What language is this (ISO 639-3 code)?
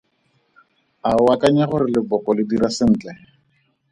tsn